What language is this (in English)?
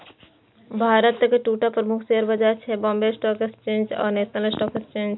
Maithili